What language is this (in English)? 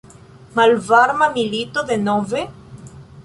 Esperanto